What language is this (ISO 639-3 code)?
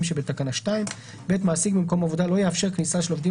heb